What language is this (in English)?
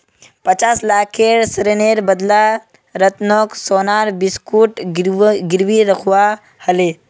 Magahi